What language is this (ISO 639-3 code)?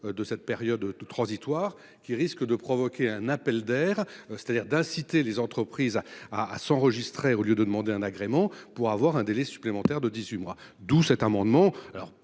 fra